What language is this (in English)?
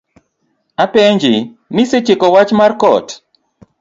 Luo (Kenya and Tanzania)